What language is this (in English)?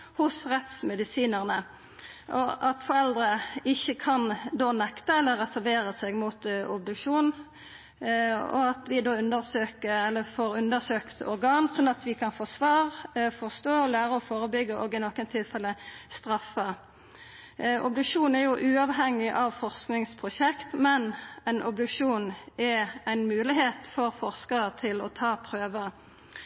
Norwegian Nynorsk